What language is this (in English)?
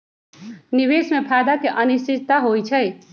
Magahi